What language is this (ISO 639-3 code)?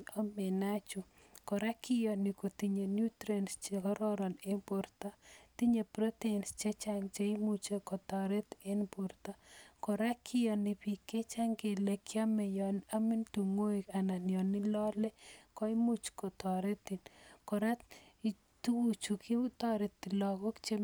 kln